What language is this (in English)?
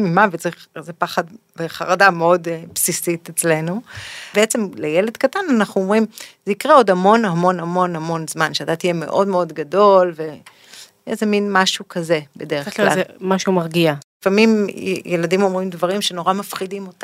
Hebrew